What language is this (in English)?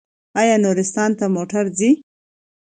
Pashto